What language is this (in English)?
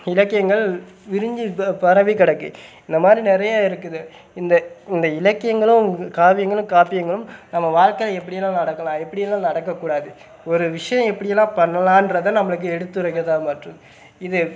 Tamil